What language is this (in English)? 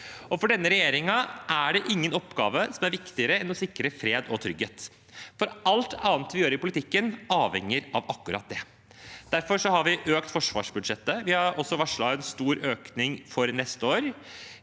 Norwegian